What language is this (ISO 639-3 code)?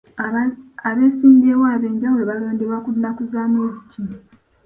lug